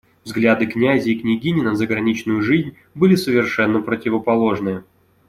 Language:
Russian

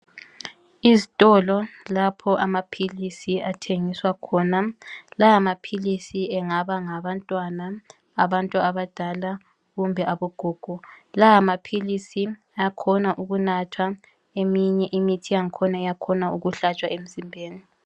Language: North Ndebele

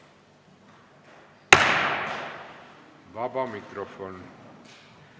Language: Estonian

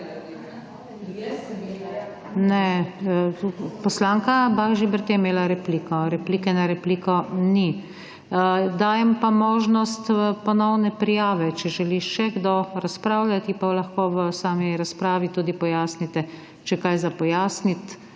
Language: Slovenian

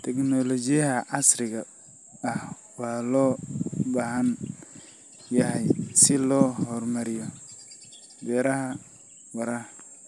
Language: Somali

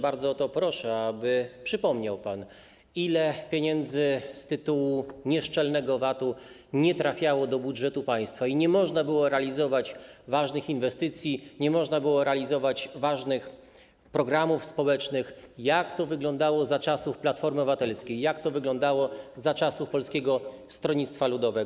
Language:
Polish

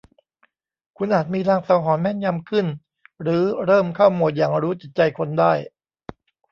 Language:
Thai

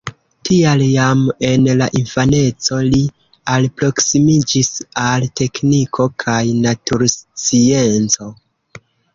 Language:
Esperanto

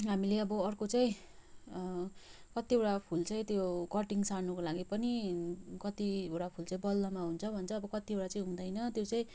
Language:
Nepali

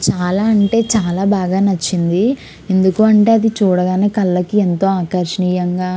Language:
Telugu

